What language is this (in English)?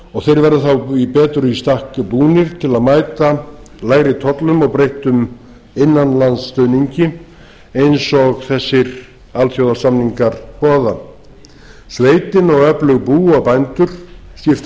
Icelandic